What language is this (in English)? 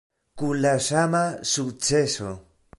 Esperanto